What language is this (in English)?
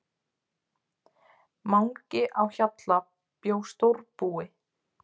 Icelandic